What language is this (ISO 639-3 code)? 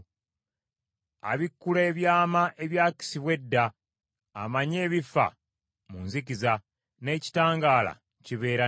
lug